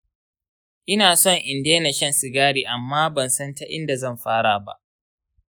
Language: Hausa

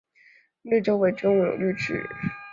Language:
Chinese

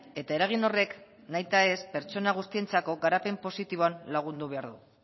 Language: Basque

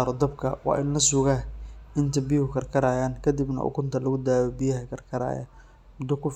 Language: Somali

